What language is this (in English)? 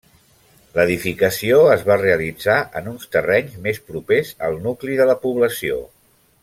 Catalan